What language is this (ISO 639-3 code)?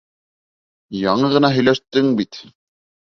bak